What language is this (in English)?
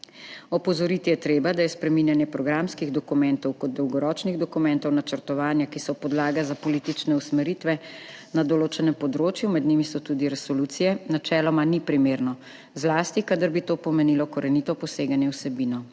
Slovenian